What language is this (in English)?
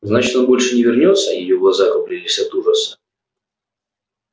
Russian